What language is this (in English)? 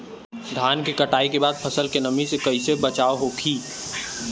Bhojpuri